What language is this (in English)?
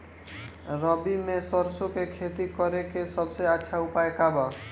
Bhojpuri